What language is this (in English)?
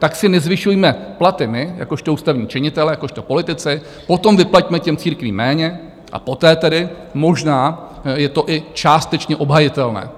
Czech